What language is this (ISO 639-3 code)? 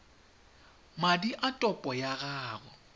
tsn